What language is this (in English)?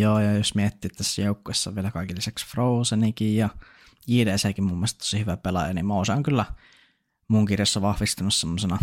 Finnish